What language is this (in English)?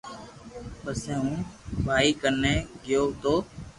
Loarki